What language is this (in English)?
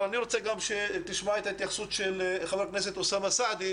Hebrew